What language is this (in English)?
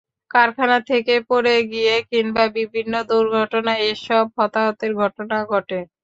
Bangla